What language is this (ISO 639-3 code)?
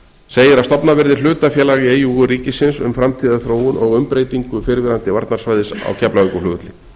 isl